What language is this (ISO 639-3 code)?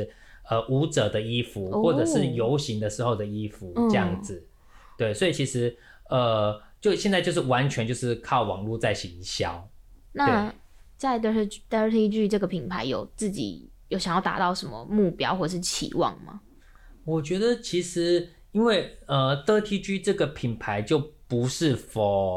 zho